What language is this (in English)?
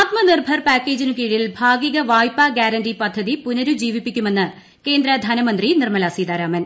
Malayalam